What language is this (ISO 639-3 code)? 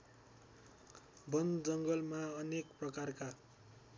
nep